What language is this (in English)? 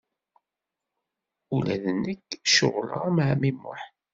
Kabyle